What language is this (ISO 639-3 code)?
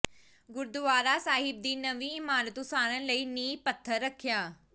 pan